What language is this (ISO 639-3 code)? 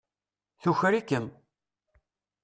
kab